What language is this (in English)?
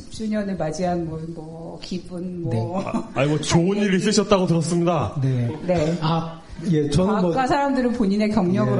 Korean